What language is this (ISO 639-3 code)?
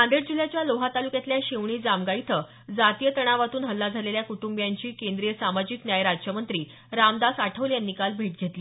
mar